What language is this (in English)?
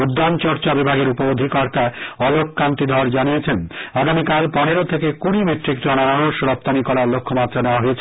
Bangla